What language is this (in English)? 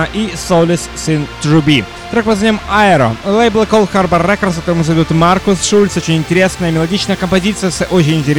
Russian